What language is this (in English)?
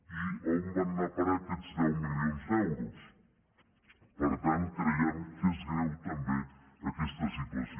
Catalan